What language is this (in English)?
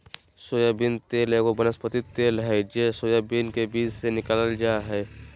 Magahi